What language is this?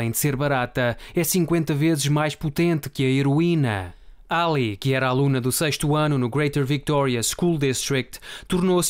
Portuguese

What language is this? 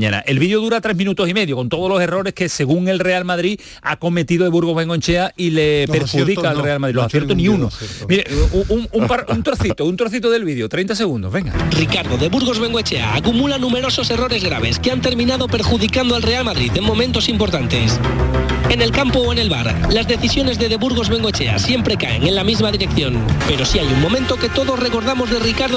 Spanish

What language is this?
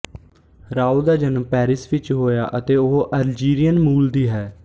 Punjabi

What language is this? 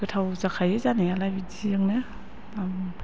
Bodo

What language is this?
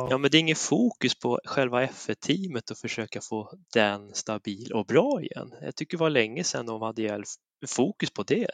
Swedish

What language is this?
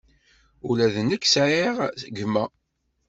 Kabyle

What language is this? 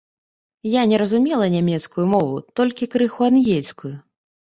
Belarusian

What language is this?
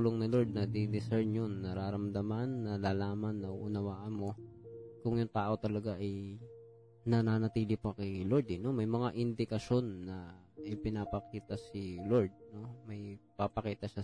Filipino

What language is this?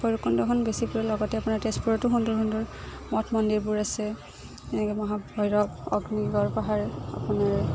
Assamese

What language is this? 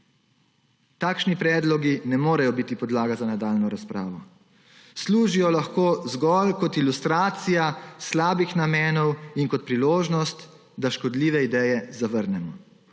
Slovenian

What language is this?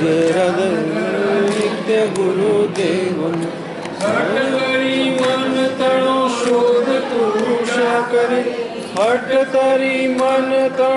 Thai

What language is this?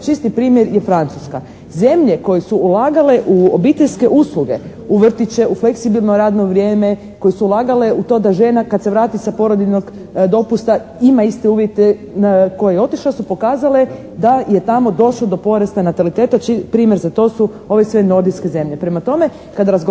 Croatian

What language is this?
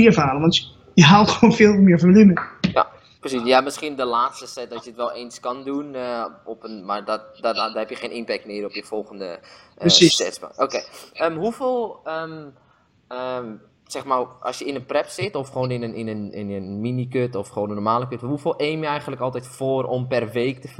Dutch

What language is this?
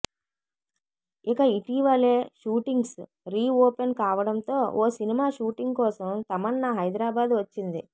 Telugu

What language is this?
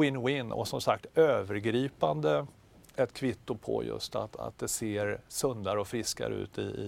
Swedish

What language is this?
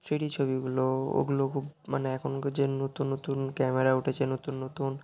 Bangla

